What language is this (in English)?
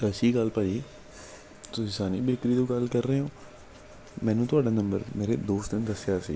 Punjabi